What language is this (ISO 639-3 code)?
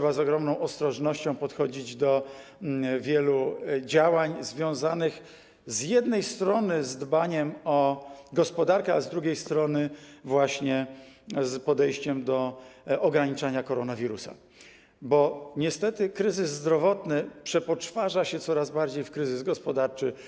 pol